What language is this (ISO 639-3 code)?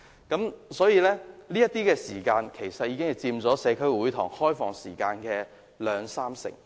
yue